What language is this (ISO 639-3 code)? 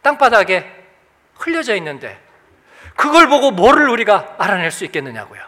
kor